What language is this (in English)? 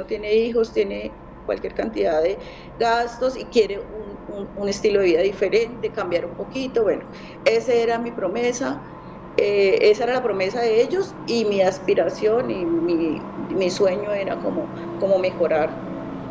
Spanish